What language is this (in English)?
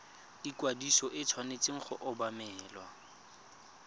Tswana